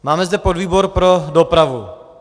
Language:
Czech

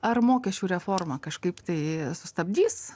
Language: Lithuanian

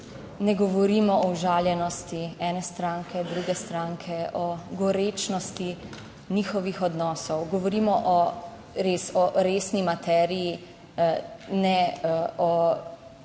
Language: Slovenian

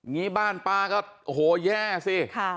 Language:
Thai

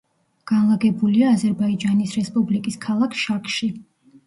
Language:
Georgian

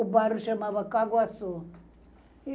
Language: Portuguese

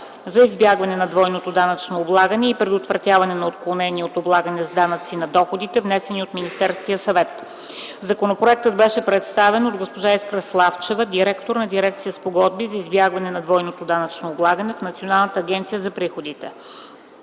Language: Bulgarian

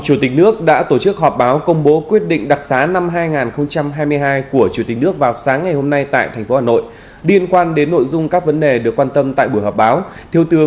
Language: Vietnamese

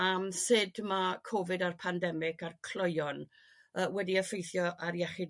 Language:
Welsh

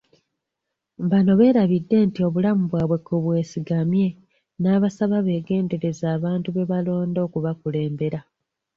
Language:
Ganda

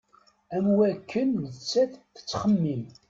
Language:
Kabyle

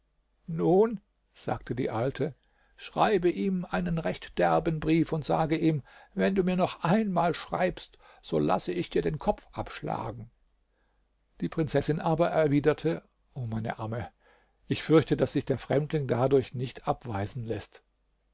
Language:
German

